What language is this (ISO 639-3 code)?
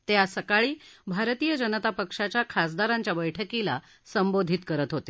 mar